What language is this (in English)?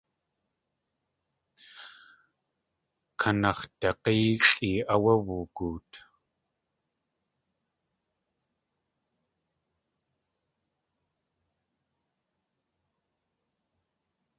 Tlingit